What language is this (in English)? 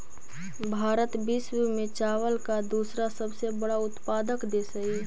Magahi